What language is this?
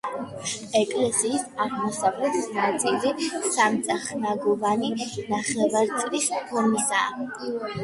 Georgian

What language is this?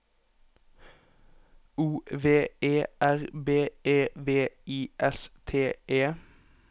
Norwegian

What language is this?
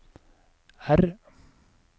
Norwegian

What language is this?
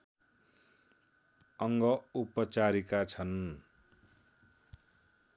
Nepali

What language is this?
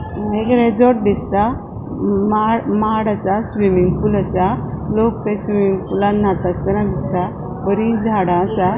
Konkani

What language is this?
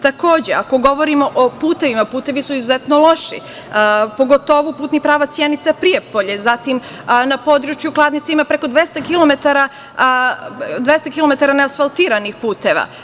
Serbian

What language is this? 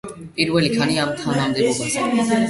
Georgian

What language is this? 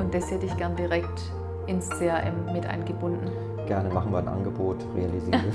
German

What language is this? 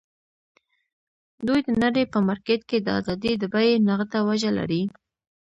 Pashto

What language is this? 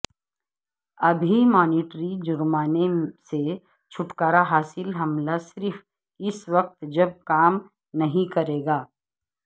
Urdu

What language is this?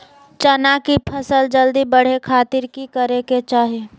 Magahi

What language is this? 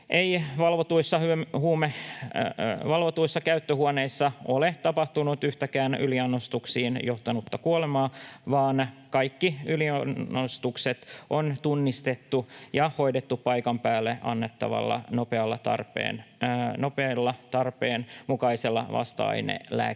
Finnish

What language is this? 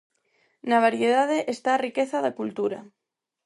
Galician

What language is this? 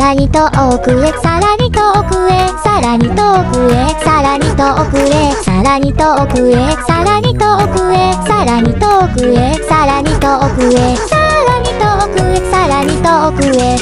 Japanese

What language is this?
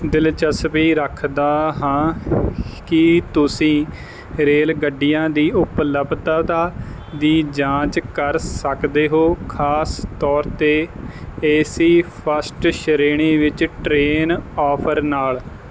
Punjabi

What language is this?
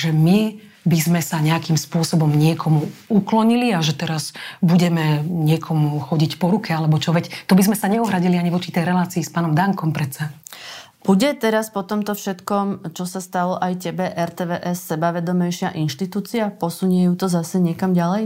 Slovak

